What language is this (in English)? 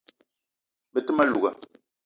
Eton (Cameroon)